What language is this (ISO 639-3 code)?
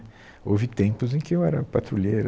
por